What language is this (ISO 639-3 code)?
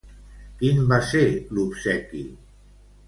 cat